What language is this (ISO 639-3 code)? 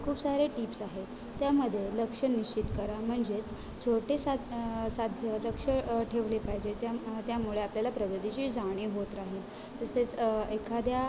mar